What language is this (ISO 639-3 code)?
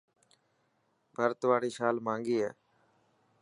mki